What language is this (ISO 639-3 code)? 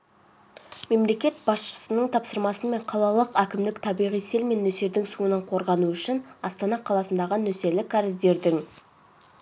kaz